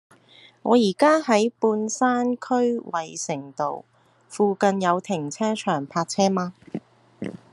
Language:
Cantonese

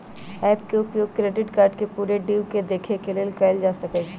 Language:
Magahi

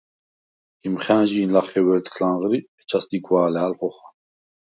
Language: Svan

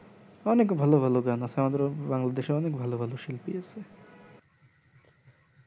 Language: Bangla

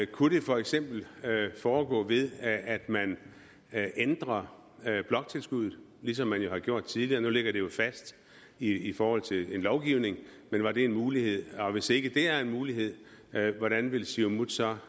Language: Danish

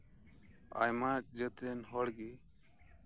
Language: Santali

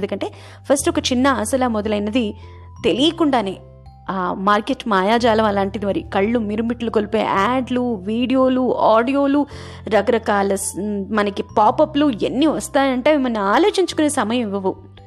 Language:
Telugu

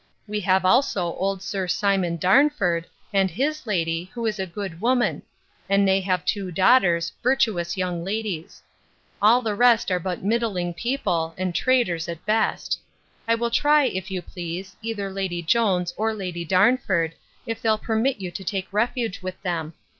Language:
English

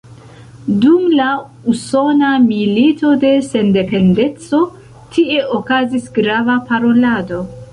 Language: Esperanto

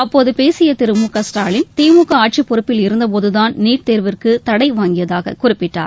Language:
Tamil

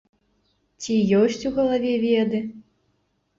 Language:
Belarusian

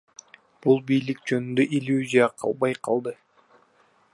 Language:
Kyrgyz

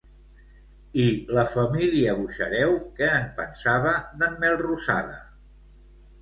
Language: Catalan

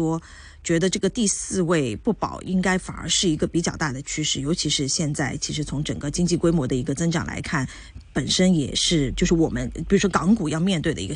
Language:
Chinese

